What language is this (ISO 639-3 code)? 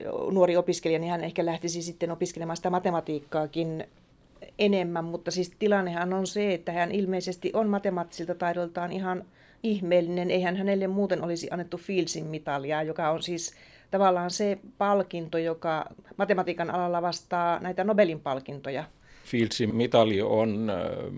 fin